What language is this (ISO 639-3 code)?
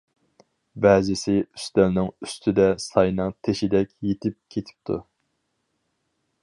uig